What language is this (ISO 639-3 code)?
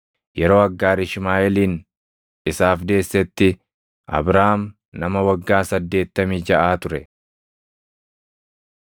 orm